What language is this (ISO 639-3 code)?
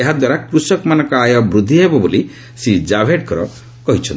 ori